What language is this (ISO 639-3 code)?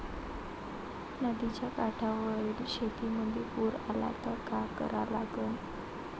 mar